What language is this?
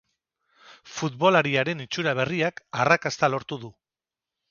Basque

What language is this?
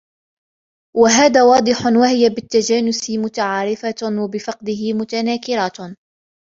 Arabic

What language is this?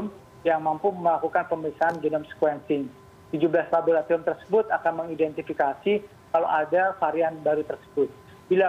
Indonesian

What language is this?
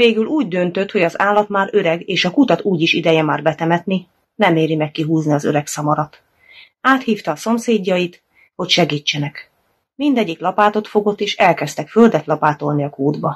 Hungarian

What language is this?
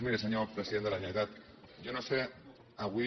Catalan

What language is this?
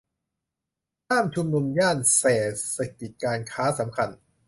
Thai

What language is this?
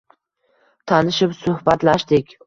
Uzbek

